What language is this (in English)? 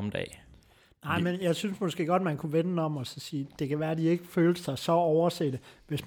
Danish